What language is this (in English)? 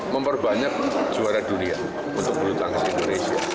Indonesian